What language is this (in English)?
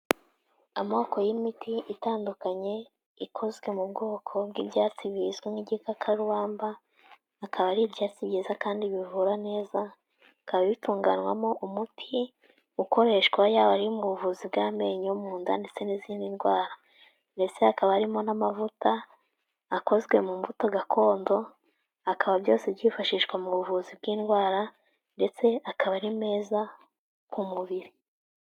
Kinyarwanda